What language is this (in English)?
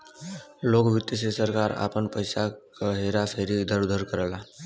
Bhojpuri